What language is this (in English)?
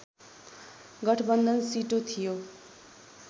Nepali